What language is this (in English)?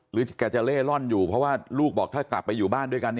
Thai